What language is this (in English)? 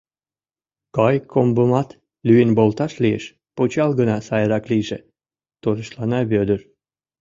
Mari